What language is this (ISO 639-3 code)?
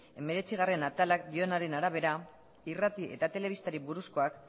eus